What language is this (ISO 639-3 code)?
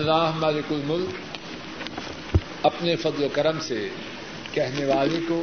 urd